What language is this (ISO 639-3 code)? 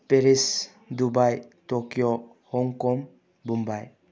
mni